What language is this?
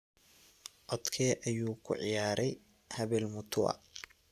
Somali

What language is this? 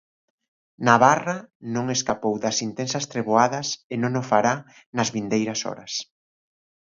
Galician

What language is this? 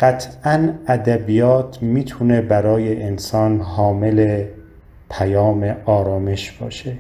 Persian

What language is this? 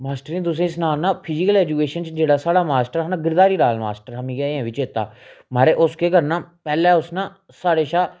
Dogri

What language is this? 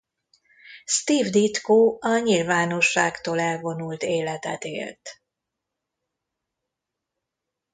Hungarian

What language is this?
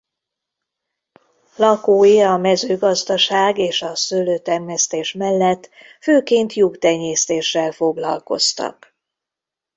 Hungarian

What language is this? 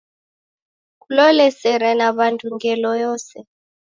Taita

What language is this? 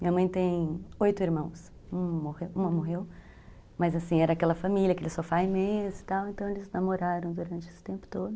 Portuguese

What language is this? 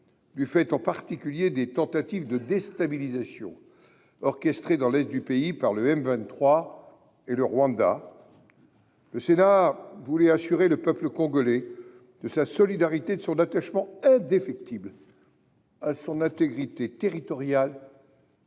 French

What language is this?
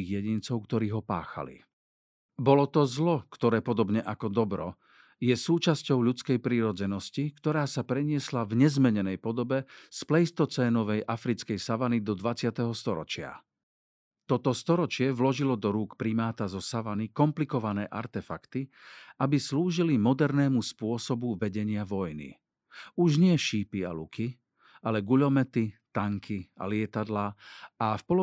Slovak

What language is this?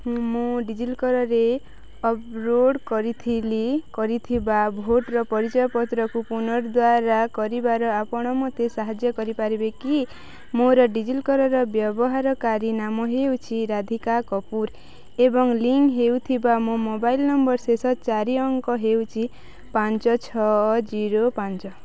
Odia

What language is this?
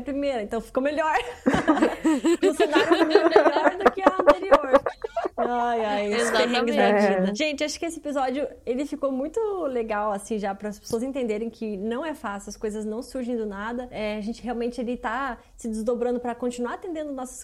Portuguese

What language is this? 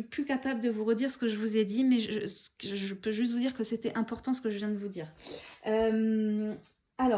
French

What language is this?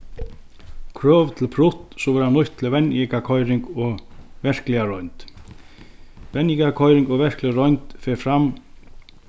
Faroese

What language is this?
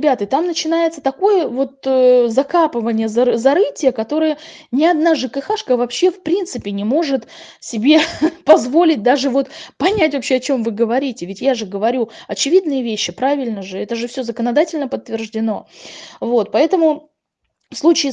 Russian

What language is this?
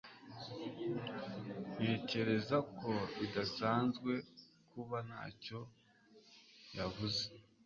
Kinyarwanda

